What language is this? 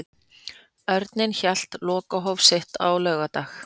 Icelandic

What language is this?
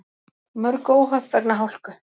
Icelandic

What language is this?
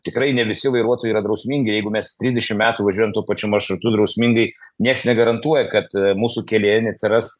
Lithuanian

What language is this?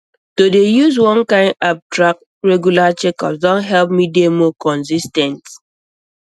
Nigerian Pidgin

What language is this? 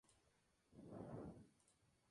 Spanish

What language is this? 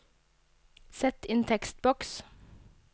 Norwegian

